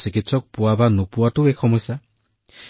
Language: Assamese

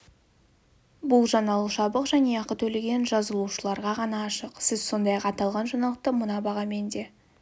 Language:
Kazakh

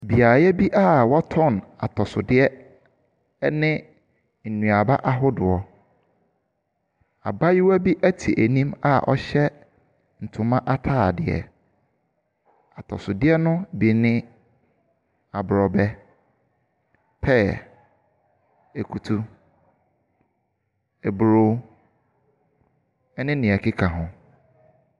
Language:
Akan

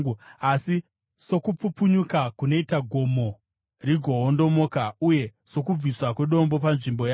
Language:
Shona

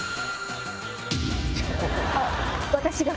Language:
Japanese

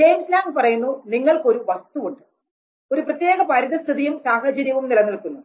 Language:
Malayalam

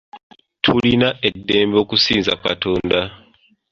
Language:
Ganda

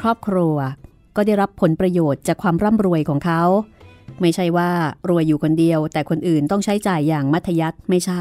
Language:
Thai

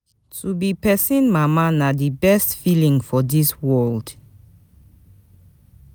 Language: Nigerian Pidgin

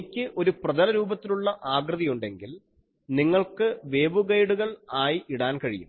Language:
Malayalam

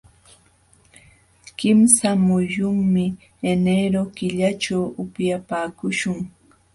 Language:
Jauja Wanca Quechua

